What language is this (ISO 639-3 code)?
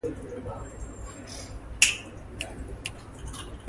eng